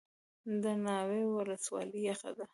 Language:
Pashto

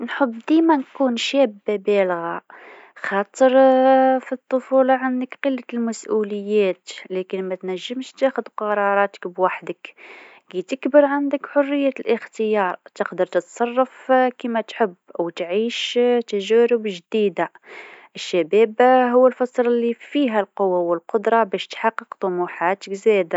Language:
Tunisian Arabic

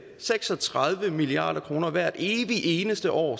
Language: Danish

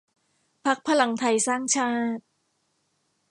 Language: Thai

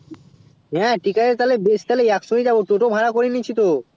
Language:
Bangla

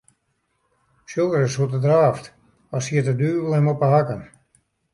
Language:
Western Frisian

